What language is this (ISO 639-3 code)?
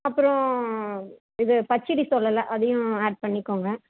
tam